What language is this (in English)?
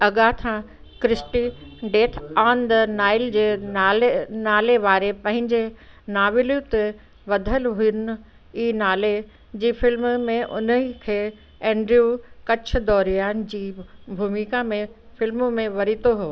Sindhi